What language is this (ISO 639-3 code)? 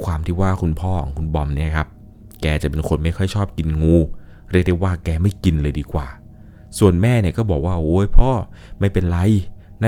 tha